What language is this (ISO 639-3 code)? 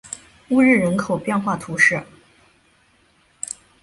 zho